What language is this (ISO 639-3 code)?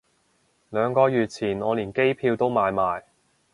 yue